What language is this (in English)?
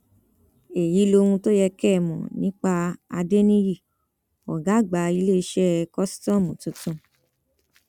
Yoruba